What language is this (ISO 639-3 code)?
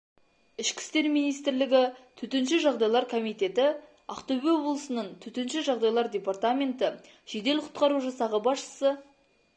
kaz